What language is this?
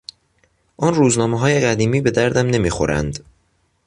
Persian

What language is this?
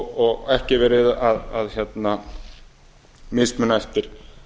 Icelandic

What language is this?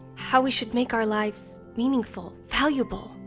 English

